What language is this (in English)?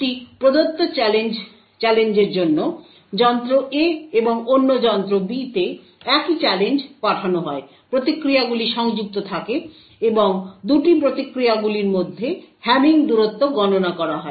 Bangla